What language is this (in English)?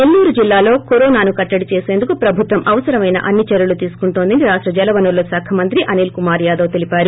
Telugu